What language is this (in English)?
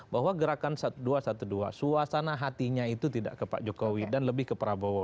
Indonesian